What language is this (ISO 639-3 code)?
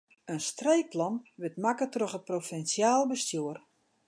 fry